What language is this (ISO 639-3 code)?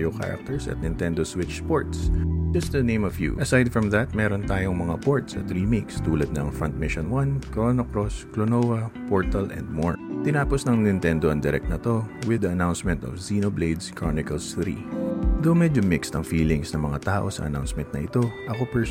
fil